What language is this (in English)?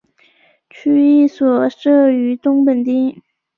Chinese